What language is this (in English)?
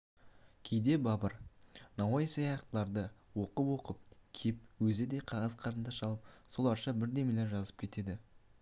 Kazakh